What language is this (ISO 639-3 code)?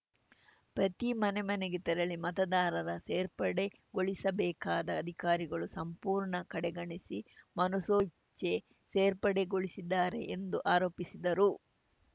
kan